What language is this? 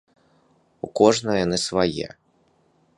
Belarusian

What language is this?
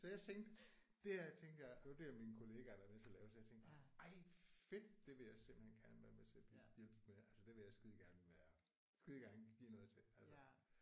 Danish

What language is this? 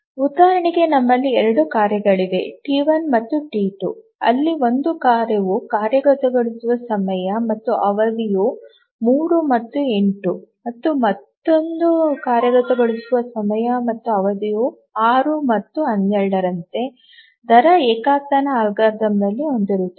Kannada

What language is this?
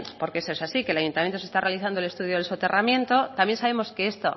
Spanish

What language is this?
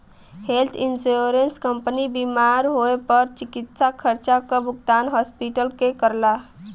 Bhojpuri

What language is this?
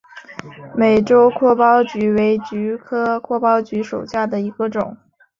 Chinese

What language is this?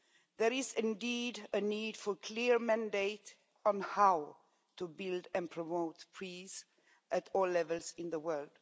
English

